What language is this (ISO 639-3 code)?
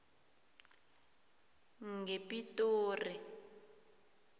nbl